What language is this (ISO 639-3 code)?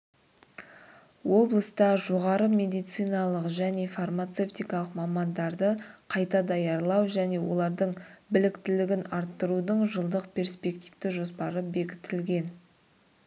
kaz